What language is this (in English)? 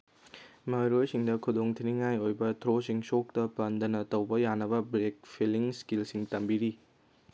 Manipuri